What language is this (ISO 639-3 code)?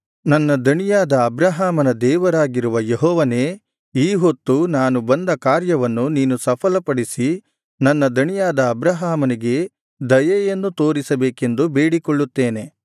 kan